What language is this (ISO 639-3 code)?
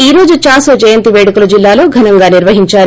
tel